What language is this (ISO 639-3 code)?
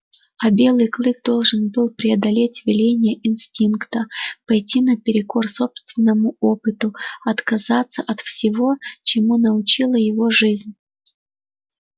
rus